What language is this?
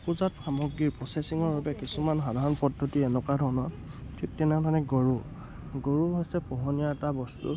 Assamese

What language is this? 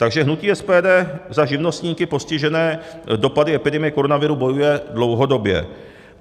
Czech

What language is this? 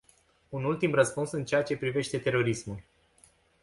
Romanian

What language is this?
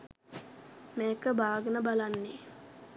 Sinhala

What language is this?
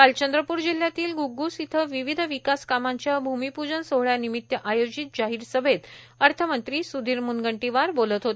Marathi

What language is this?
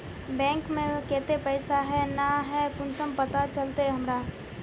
Magahi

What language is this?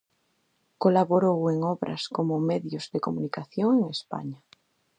Galician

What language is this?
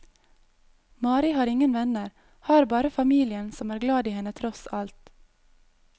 Norwegian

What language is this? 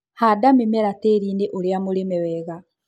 Kikuyu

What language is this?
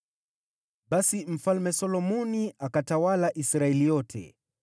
Swahili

